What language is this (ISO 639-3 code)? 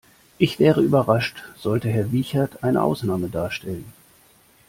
deu